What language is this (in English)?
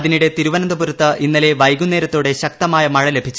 Malayalam